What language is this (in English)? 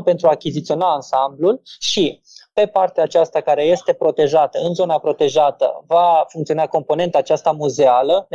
Romanian